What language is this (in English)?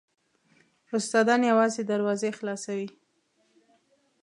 Pashto